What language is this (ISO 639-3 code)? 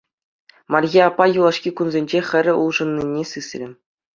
chv